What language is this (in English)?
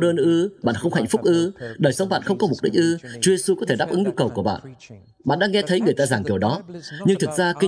Vietnamese